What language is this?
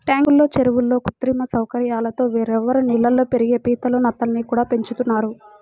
Telugu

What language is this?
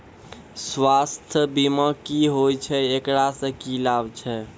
Maithili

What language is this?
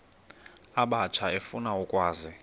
Xhosa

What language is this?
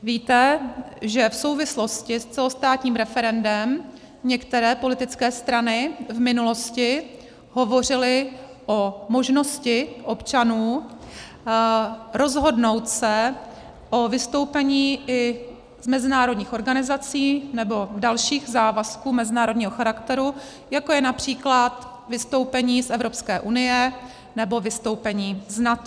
Czech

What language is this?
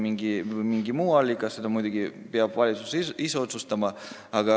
Estonian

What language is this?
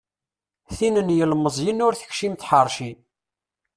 Kabyle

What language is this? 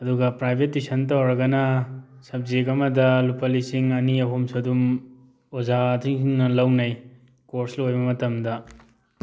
Manipuri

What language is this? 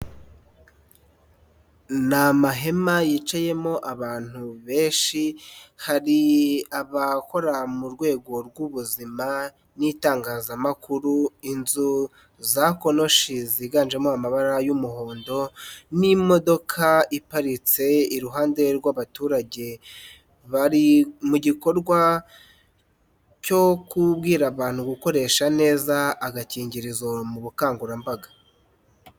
Kinyarwanda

